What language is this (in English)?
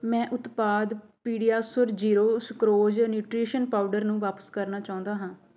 Punjabi